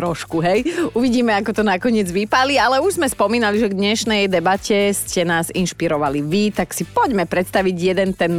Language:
Slovak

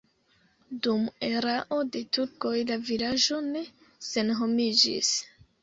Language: Esperanto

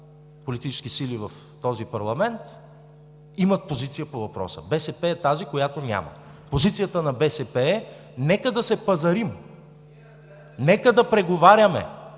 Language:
Bulgarian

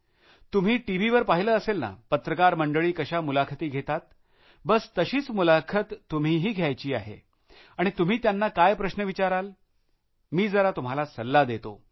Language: Marathi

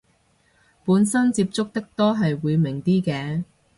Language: Cantonese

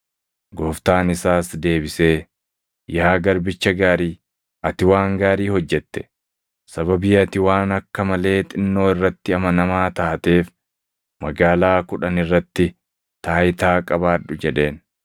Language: Oromo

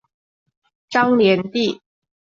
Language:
Chinese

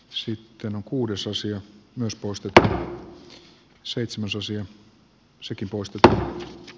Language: Finnish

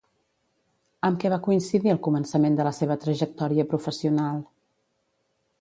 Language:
Catalan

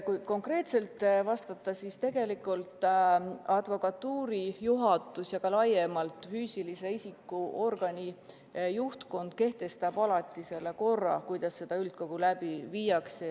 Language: Estonian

